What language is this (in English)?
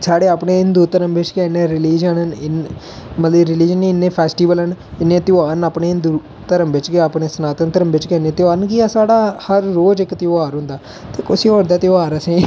Dogri